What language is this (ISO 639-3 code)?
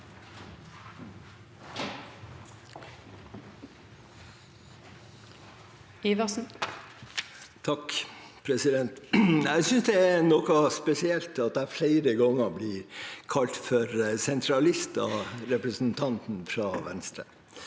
nor